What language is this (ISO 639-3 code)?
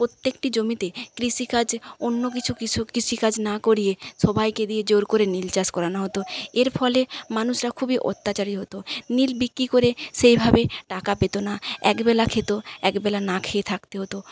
ben